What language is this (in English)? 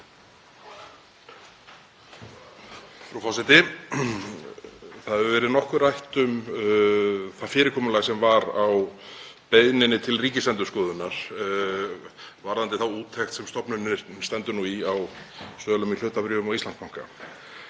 Icelandic